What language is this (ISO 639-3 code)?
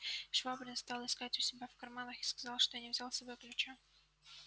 rus